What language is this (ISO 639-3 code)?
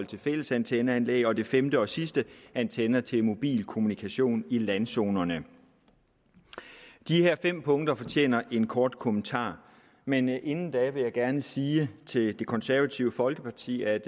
dan